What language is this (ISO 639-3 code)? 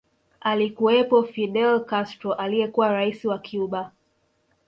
swa